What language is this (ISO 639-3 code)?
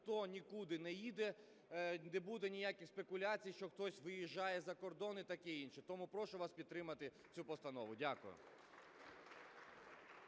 ukr